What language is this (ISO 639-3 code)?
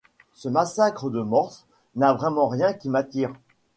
fra